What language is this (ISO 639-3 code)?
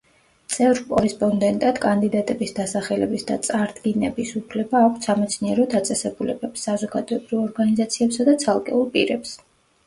kat